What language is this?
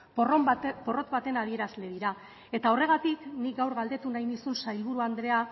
Basque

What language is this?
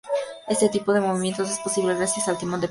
Spanish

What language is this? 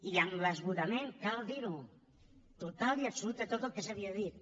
Catalan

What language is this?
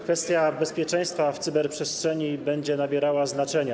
Polish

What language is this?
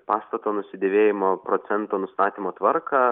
Lithuanian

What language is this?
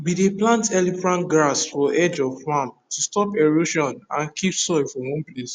Nigerian Pidgin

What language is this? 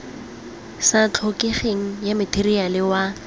Tswana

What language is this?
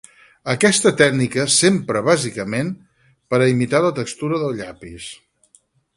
Catalan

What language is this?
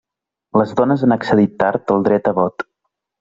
Catalan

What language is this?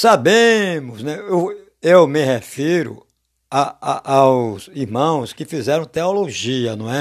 Portuguese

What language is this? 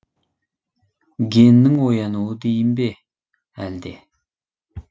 Kazakh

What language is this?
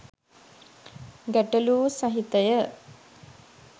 Sinhala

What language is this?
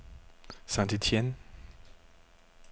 Danish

